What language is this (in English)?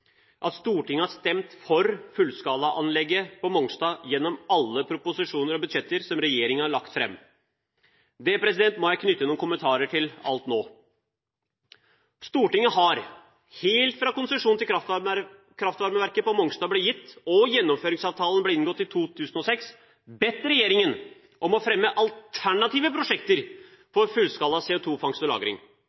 Norwegian Bokmål